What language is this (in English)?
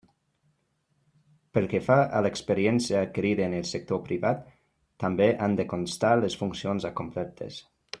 Catalan